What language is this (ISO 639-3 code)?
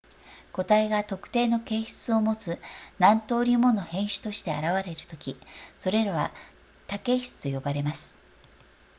jpn